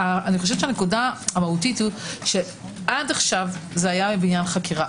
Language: Hebrew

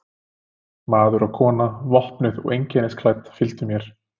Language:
Icelandic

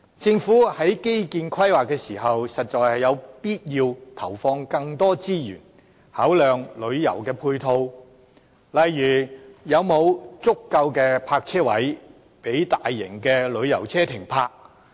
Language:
Cantonese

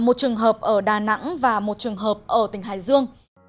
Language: Vietnamese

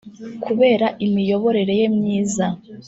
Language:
Kinyarwanda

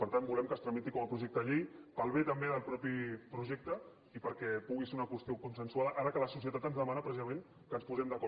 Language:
Catalan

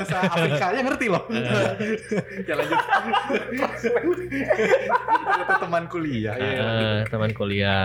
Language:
Indonesian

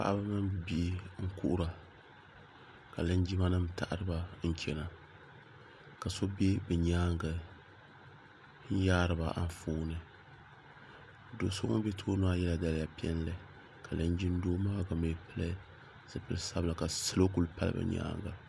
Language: Dagbani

